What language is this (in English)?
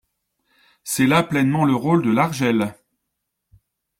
French